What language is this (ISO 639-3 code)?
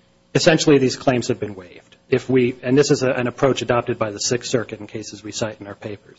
eng